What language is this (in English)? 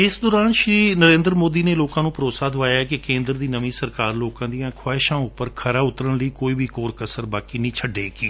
Punjabi